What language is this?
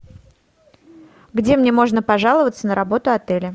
Russian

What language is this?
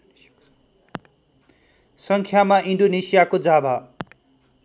Nepali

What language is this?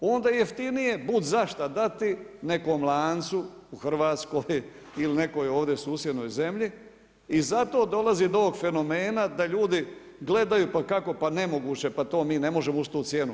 Croatian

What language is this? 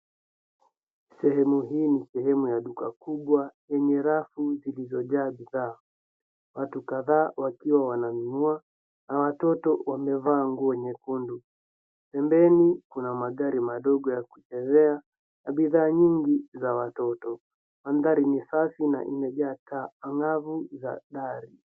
Swahili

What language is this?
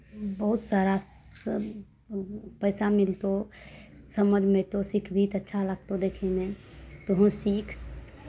Maithili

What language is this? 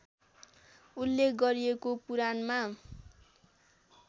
Nepali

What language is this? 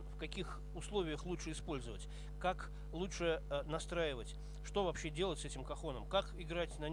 Russian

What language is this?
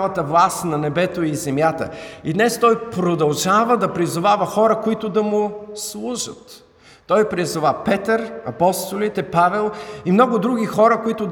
Bulgarian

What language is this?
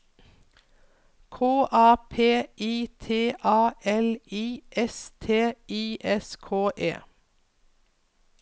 Norwegian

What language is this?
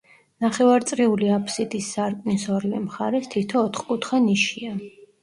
Georgian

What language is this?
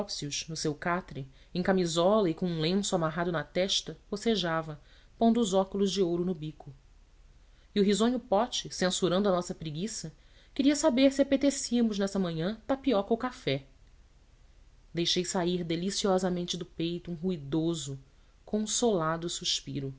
Portuguese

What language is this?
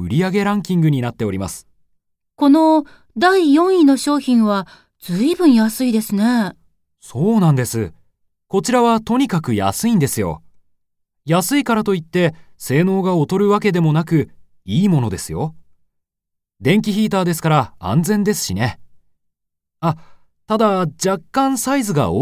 Japanese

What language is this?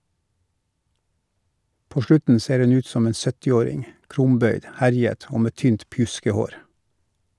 Norwegian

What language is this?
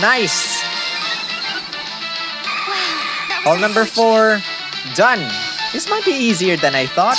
English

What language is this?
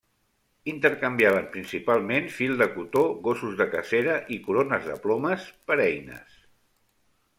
Catalan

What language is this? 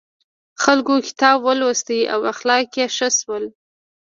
Pashto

